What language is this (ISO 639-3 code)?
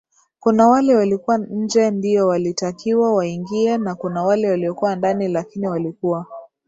swa